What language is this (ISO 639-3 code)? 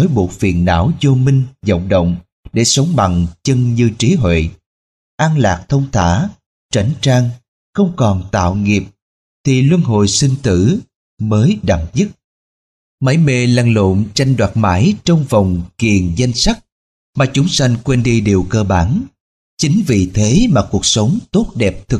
vie